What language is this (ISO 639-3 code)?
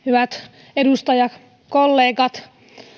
fin